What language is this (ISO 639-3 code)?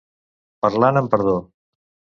cat